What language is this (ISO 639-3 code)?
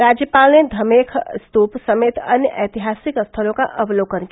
hin